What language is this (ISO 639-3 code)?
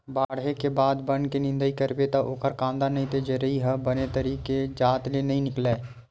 hne